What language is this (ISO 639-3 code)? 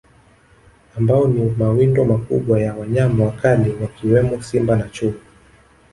swa